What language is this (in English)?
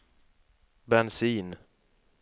Swedish